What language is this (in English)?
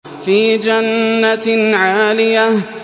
Arabic